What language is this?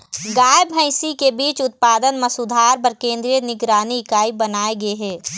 Chhattisgarhi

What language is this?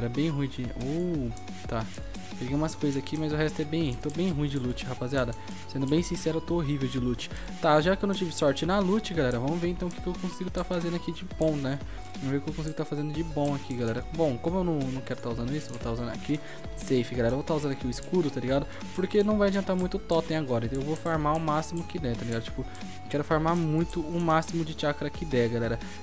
Portuguese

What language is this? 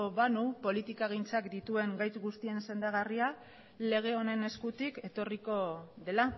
Basque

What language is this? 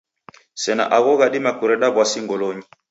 Taita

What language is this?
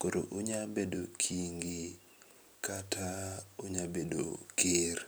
Luo (Kenya and Tanzania)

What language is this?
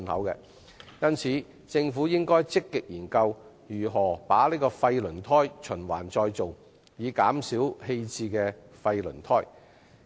Cantonese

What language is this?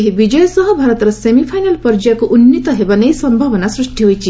Odia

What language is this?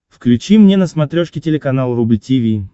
Russian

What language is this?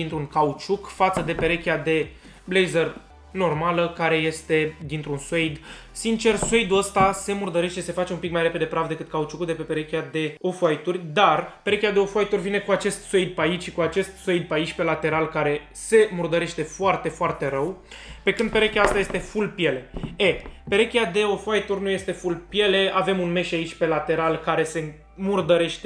Romanian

